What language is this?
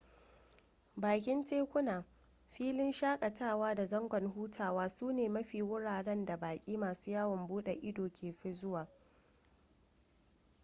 Hausa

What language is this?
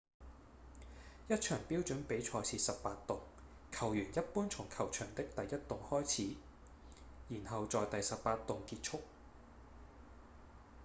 Cantonese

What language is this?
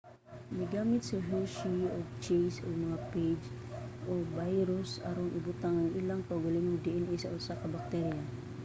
Cebuano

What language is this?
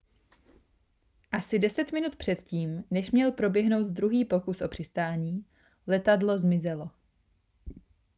Czech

